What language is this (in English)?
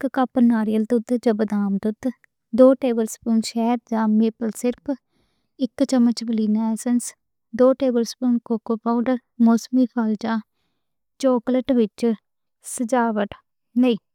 Western Panjabi